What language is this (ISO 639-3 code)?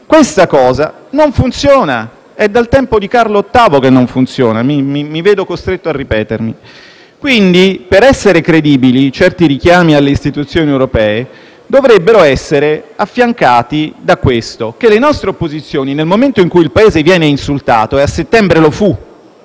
ita